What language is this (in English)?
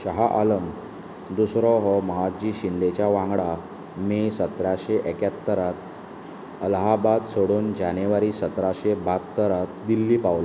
Konkani